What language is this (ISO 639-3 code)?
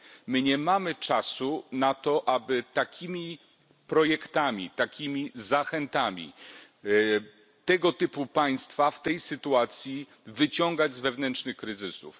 pol